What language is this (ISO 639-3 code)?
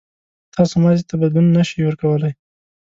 pus